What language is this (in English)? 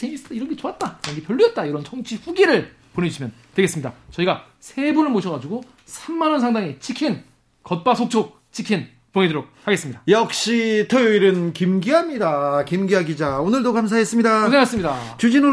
Korean